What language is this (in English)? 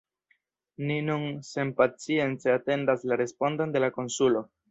Esperanto